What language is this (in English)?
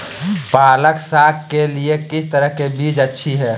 Magahi